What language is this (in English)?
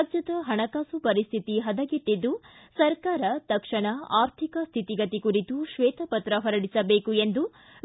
Kannada